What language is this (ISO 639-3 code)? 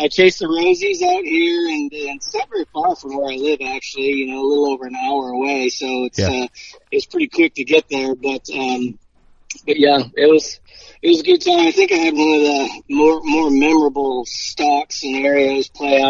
eng